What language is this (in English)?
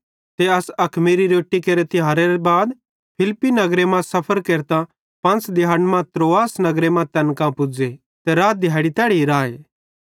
Bhadrawahi